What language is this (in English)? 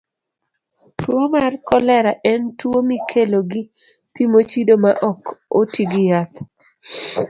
Luo (Kenya and Tanzania)